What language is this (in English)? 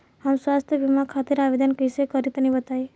Bhojpuri